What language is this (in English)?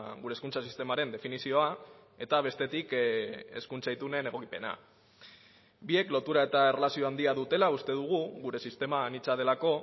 Basque